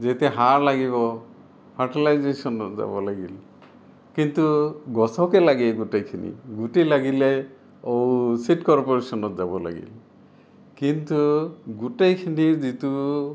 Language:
Assamese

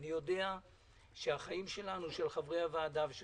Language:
Hebrew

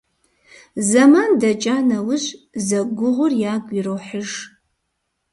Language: Kabardian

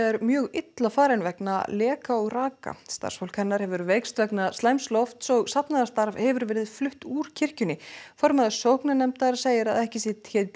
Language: Icelandic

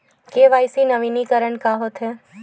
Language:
Chhattisgarhi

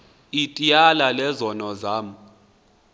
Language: Xhosa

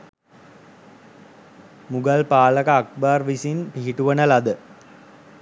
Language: Sinhala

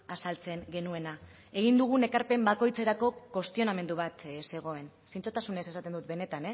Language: Basque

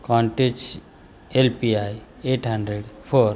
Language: Marathi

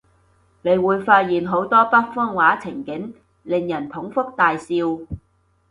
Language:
Cantonese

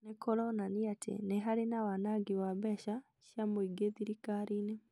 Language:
Kikuyu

